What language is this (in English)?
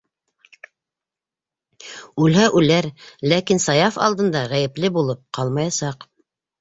Bashkir